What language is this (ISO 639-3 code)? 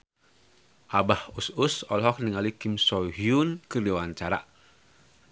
sun